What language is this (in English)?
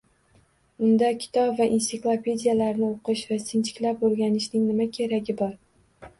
Uzbek